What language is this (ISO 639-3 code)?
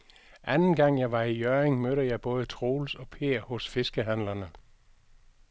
dan